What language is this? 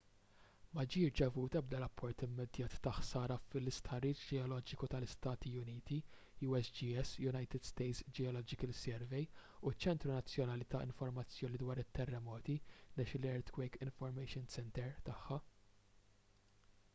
Maltese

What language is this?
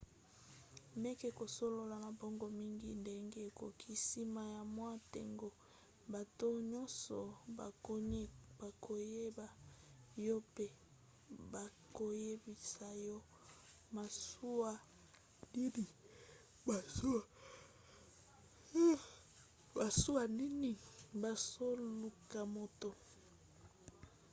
Lingala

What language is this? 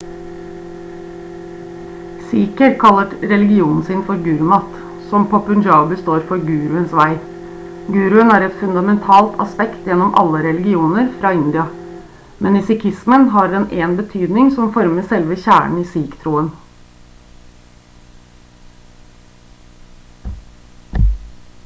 Norwegian Bokmål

